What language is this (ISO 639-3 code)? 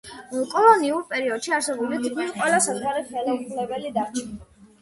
kat